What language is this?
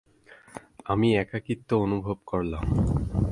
Bangla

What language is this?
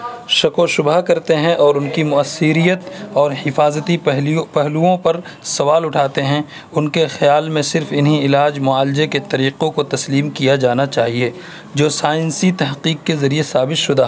Urdu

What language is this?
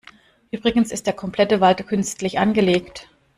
German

